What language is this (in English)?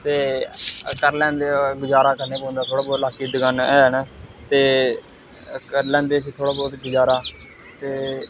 Dogri